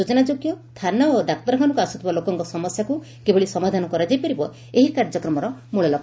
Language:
Odia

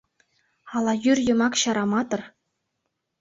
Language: Mari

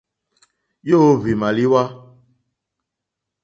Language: Mokpwe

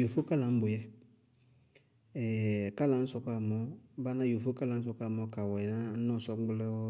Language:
Bago-Kusuntu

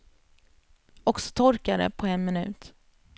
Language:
Swedish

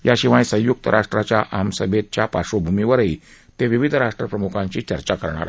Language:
Marathi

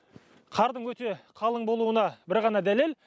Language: Kazakh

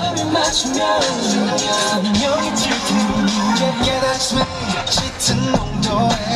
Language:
Korean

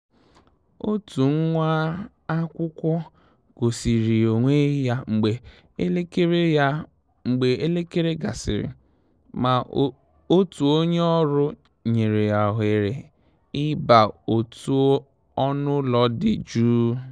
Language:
Igbo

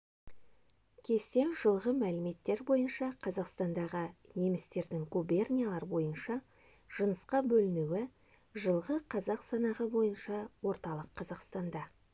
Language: Kazakh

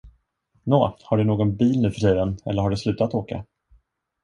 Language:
Swedish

